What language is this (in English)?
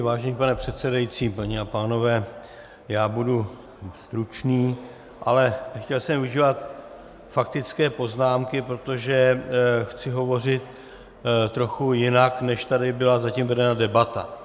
Czech